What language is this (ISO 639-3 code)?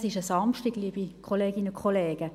gsw